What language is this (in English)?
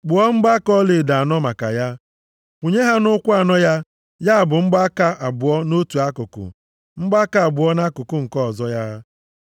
Igbo